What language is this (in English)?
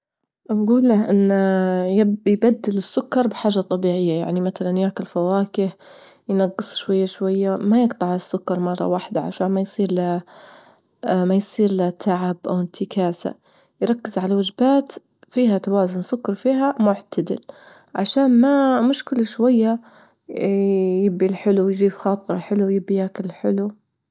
Libyan Arabic